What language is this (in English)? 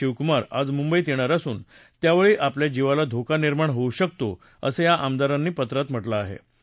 Marathi